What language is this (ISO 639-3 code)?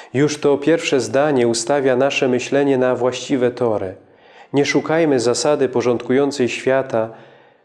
pol